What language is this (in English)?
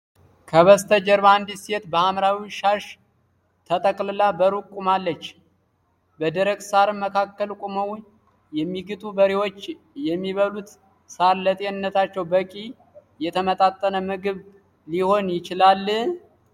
Amharic